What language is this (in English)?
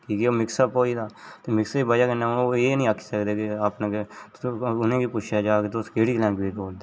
Dogri